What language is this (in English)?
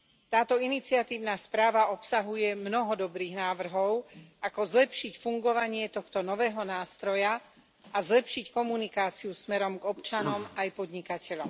Slovak